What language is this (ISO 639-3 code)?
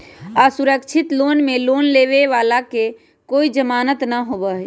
mag